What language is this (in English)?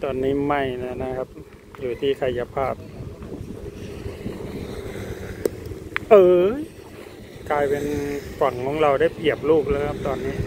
Thai